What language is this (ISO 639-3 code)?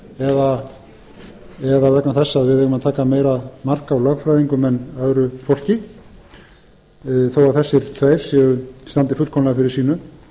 isl